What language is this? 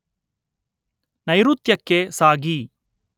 Kannada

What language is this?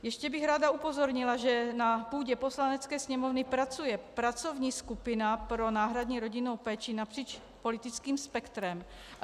Czech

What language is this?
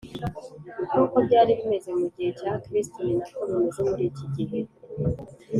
Kinyarwanda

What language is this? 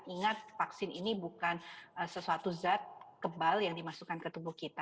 Indonesian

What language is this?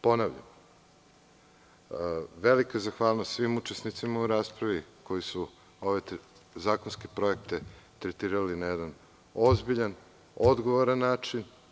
Serbian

